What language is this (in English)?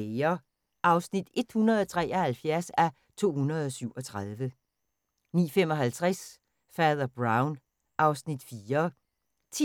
Danish